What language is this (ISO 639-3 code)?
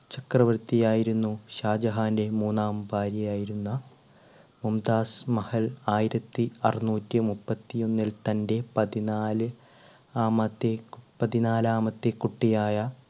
mal